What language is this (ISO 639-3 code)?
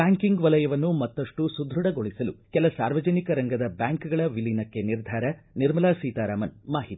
kan